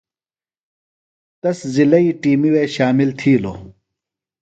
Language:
Phalura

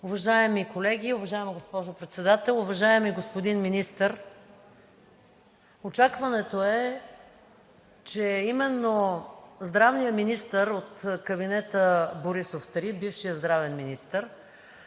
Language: Bulgarian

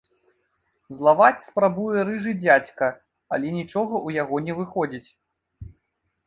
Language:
Belarusian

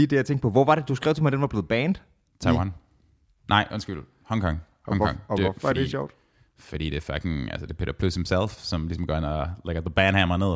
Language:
Danish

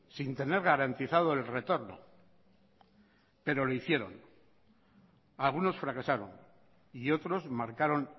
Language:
Spanish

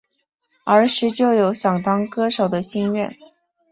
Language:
Chinese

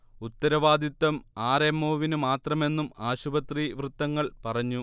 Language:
Malayalam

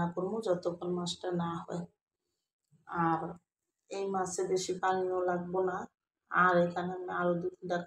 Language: Bangla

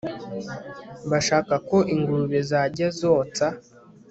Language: Kinyarwanda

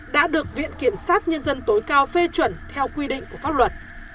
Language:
Vietnamese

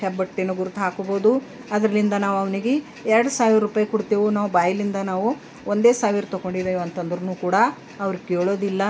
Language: Kannada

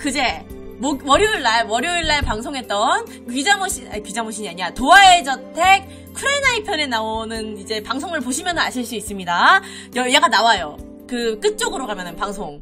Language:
Korean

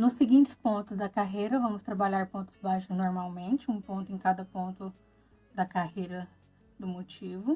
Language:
Portuguese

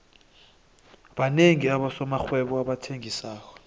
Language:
South Ndebele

